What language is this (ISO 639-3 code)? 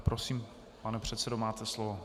ces